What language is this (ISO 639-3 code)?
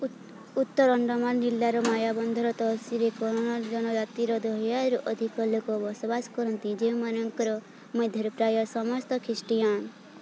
ori